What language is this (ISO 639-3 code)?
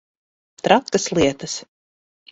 lav